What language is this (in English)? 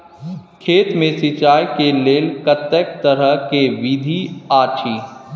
Maithili